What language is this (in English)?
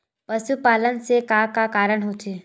Chhattisgarhi